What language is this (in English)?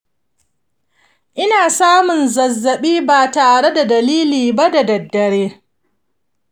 Hausa